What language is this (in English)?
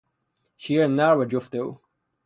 Persian